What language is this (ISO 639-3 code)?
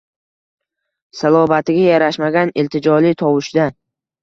uzb